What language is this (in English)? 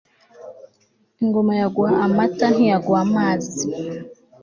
Kinyarwanda